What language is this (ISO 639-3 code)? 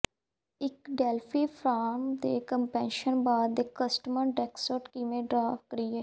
pan